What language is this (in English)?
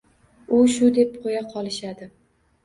Uzbek